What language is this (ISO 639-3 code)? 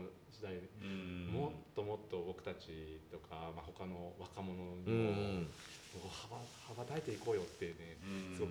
jpn